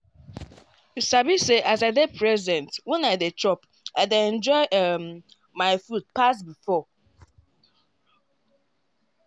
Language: Nigerian Pidgin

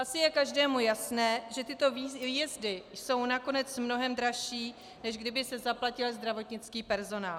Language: Czech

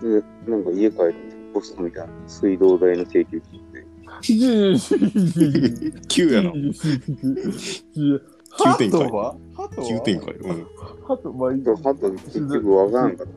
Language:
Japanese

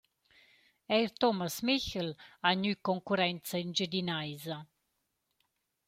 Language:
Romansh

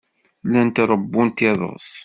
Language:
Kabyle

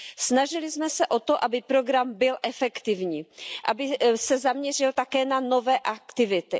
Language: Czech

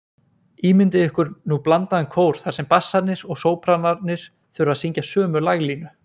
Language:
Icelandic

